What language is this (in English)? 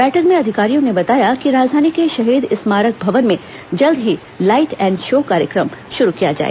Hindi